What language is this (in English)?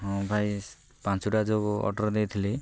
Odia